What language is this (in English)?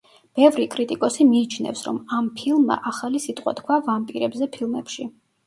Georgian